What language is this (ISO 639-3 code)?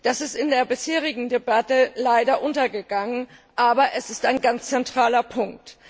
deu